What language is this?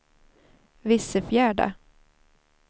Swedish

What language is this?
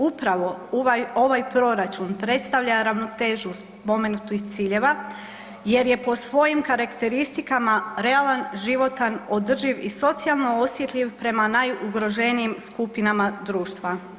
Croatian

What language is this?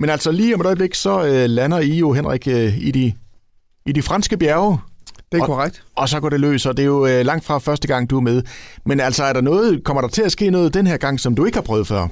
Danish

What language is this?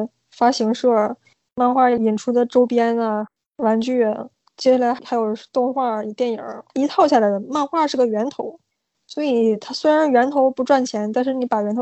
Chinese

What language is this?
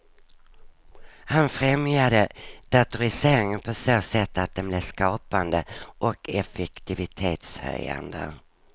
Swedish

